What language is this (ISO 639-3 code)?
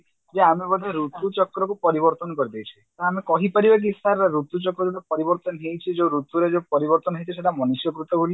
ori